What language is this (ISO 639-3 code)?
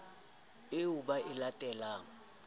sot